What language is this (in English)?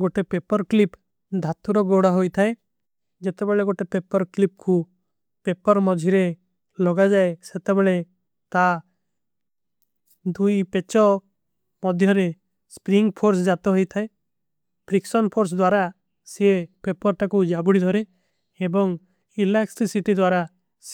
Kui (India)